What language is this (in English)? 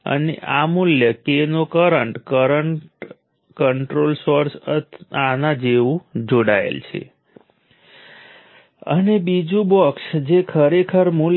Gujarati